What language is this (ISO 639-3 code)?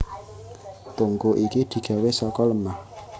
jav